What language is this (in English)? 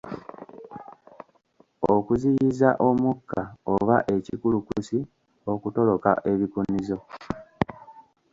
Ganda